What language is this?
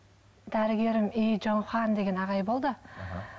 Kazakh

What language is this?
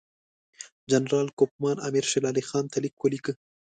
Pashto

